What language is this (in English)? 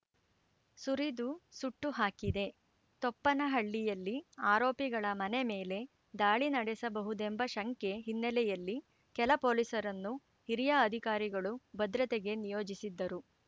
Kannada